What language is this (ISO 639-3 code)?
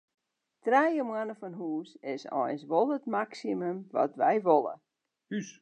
fry